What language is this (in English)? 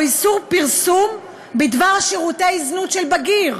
Hebrew